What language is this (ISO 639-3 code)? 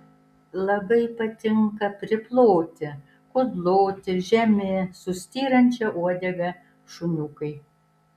lit